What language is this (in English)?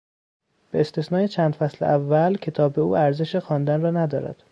Persian